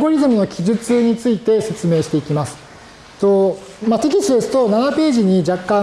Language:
Japanese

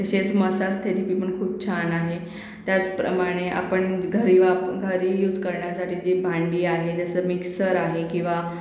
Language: Marathi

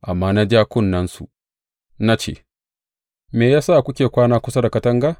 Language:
Hausa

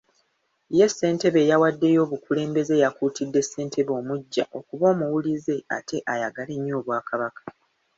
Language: Ganda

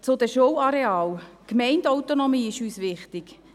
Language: Swiss German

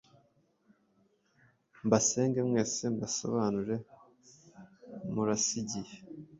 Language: Kinyarwanda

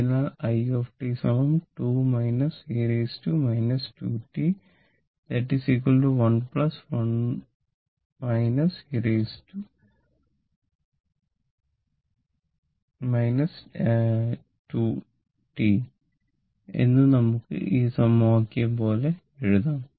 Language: Malayalam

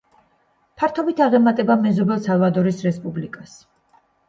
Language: Georgian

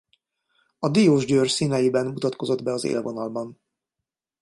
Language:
Hungarian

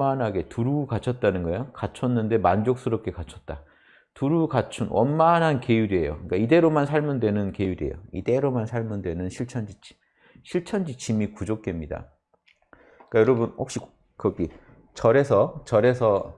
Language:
Korean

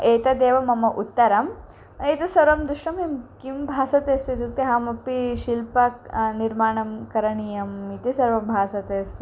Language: Sanskrit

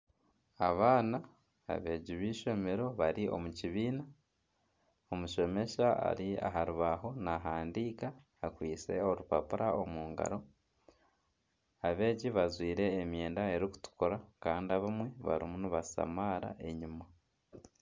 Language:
Nyankole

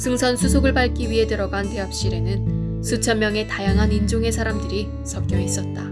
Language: Korean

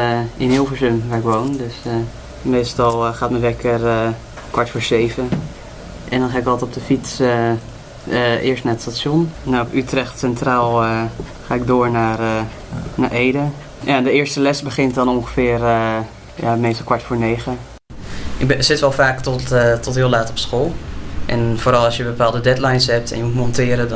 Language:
Dutch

